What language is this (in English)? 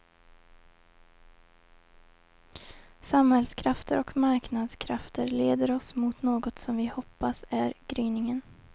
Swedish